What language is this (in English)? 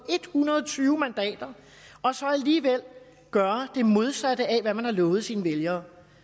Danish